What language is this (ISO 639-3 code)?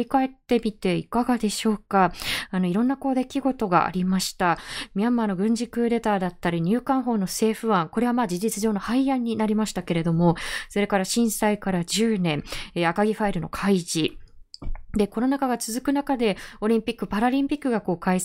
jpn